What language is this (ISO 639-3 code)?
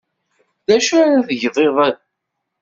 kab